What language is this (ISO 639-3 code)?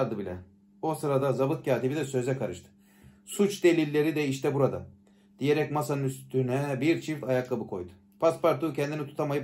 tur